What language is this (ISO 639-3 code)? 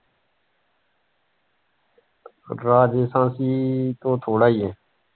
pan